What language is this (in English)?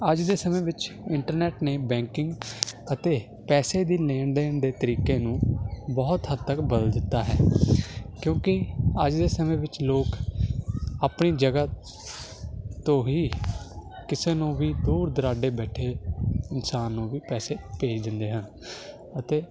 Punjabi